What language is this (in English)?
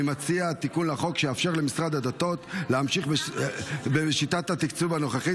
Hebrew